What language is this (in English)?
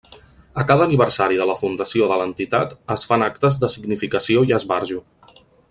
Catalan